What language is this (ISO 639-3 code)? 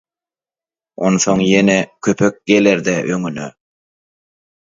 tuk